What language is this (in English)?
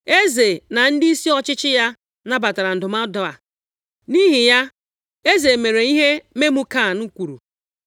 Igbo